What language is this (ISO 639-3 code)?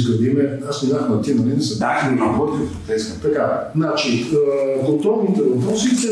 bul